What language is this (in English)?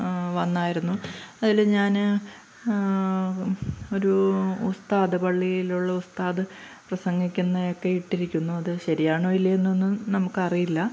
Malayalam